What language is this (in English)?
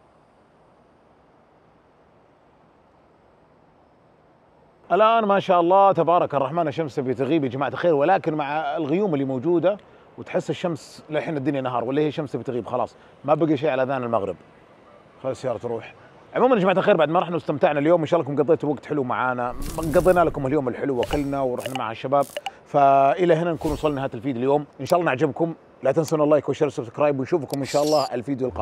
Arabic